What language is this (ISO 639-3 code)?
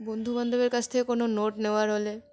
ben